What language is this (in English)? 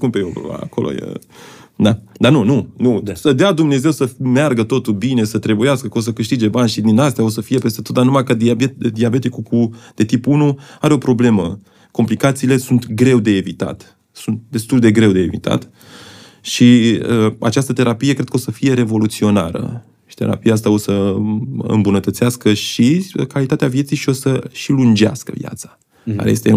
Romanian